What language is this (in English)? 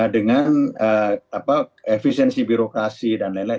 Indonesian